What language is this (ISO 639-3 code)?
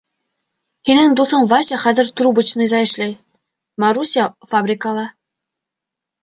bak